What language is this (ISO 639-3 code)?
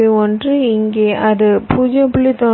tam